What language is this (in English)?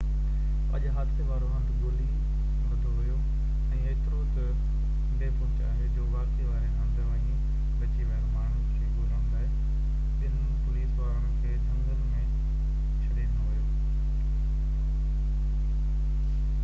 Sindhi